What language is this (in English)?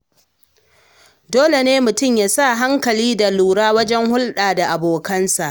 Hausa